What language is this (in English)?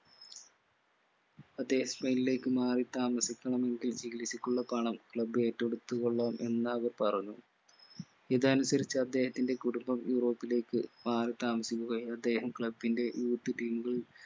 Malayalam